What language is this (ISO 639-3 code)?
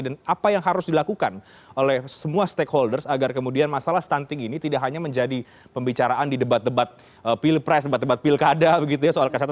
ind